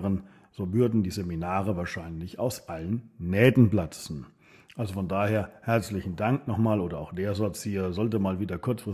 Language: German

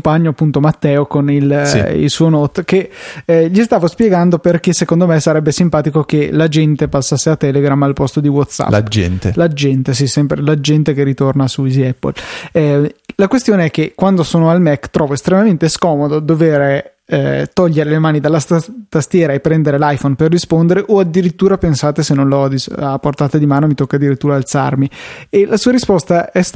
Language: Italian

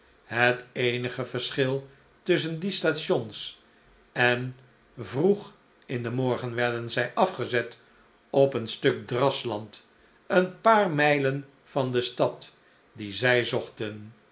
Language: Dutch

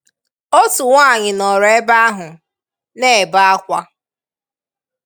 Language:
Igbo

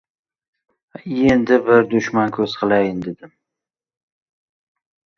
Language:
Uzbek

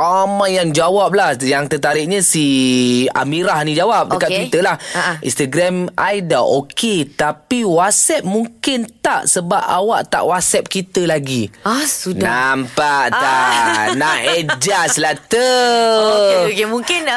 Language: Malay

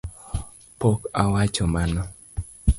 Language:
Luo (Kenya and Tanzania)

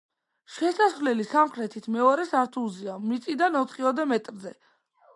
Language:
Georgian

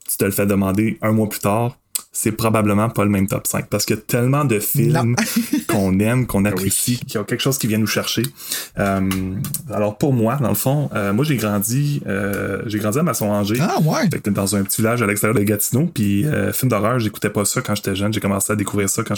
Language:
French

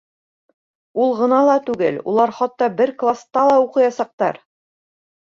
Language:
Bashkir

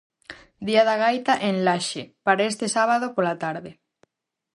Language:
Galician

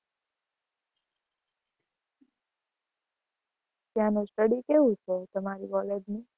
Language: Gujarati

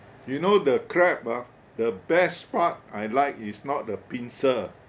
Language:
English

